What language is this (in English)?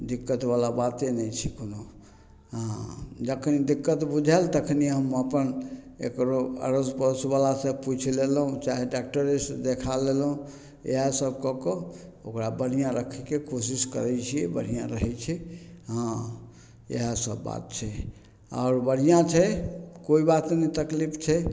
Maithili